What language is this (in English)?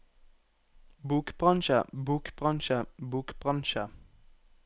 Norwegian